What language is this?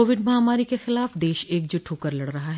Hindi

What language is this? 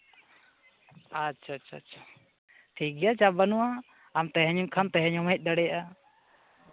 Santali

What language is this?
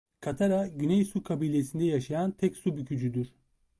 Turkish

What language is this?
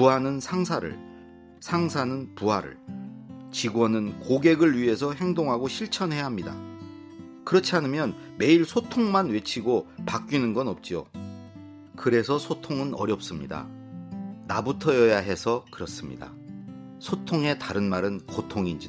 Korean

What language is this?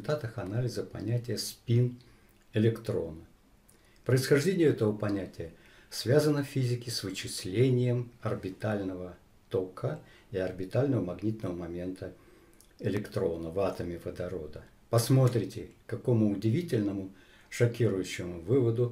Russian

